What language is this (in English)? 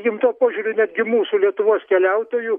Lithuanian